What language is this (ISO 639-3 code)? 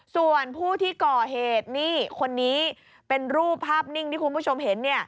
tha